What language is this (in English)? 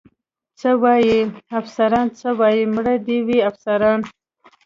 Pashto